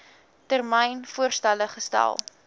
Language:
Afrikaans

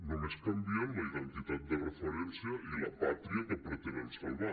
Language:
Catalan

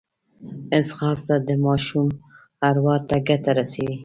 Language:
Pashto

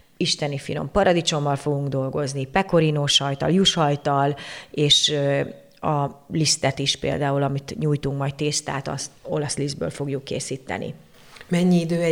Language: Hungarian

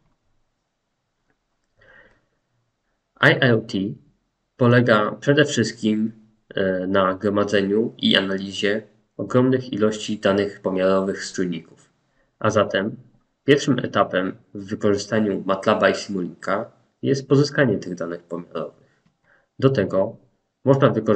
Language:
Polish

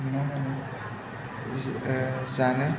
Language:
Bodo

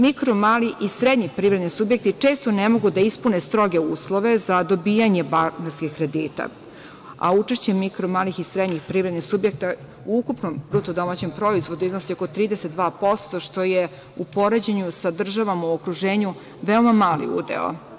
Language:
Serbian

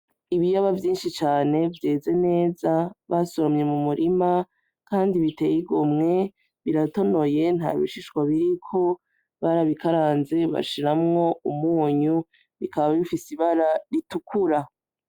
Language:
Rundi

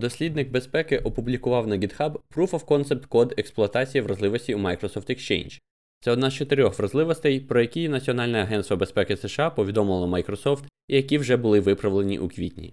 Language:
Ukrainian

